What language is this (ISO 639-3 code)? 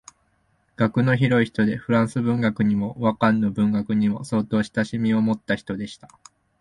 jpn